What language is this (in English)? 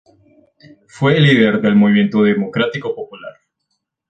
Spanish